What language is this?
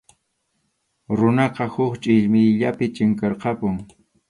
Arequipa-La Unión Quechua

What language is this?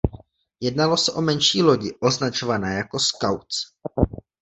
Czech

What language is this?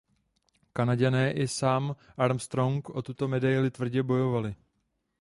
Czech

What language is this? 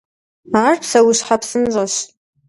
Kabardian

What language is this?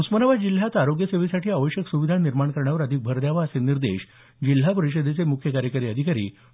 Marathi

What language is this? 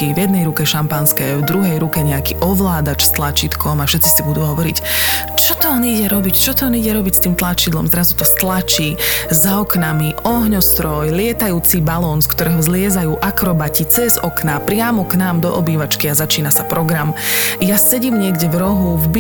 Slovak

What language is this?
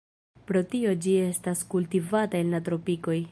Esperanto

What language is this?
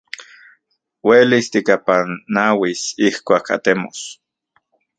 Central Puebla Nahuatl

